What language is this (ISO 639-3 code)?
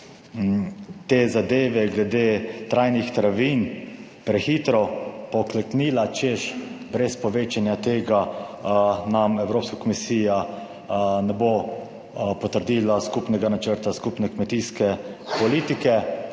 slv